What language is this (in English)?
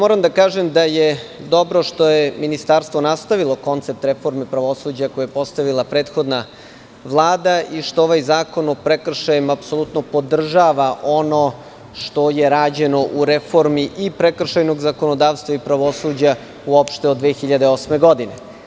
Serbian